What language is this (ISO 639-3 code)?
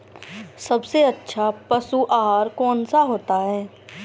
hin